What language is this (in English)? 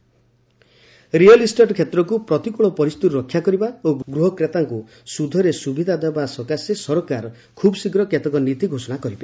Odia